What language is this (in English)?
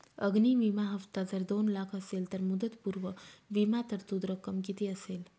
Marathi